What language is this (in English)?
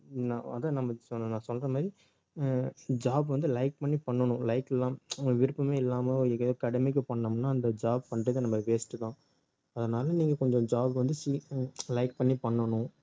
Tamil